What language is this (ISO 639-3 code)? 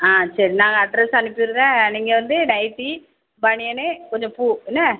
tam